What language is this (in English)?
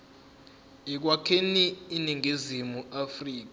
Zulu